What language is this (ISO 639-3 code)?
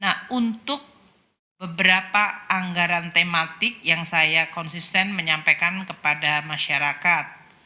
ind